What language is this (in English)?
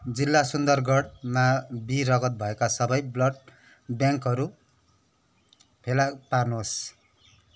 Nepali